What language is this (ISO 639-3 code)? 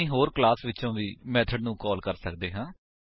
pan